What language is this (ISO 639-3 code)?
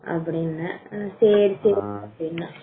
tam